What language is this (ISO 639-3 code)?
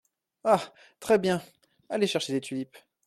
fra